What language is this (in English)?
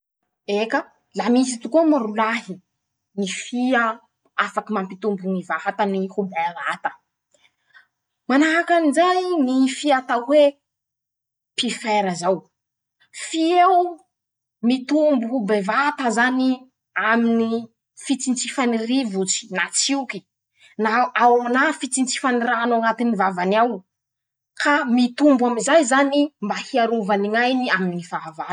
Masikoro Malagasy